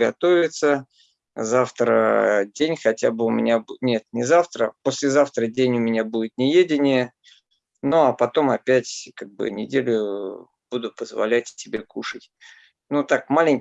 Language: Russian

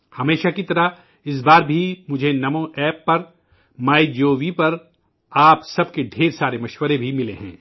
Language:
Urdu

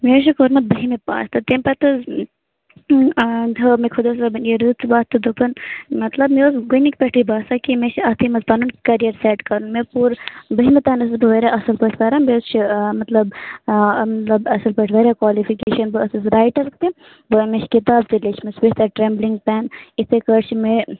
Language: Kashmiri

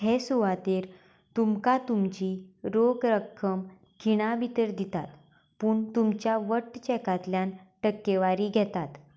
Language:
Konkani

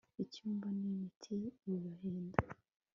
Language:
Kinyarwanda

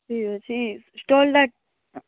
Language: Odia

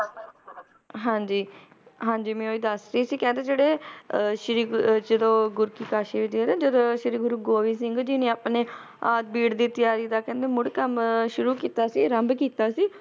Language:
Punjabi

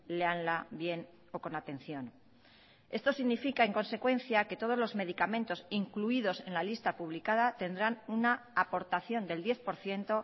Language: Spanish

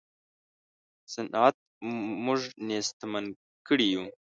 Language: Pashto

